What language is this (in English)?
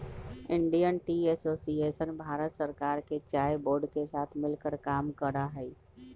Magahi